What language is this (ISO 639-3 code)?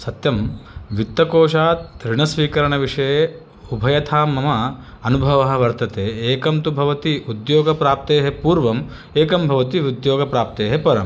san